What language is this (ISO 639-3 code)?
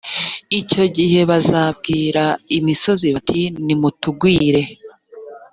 kin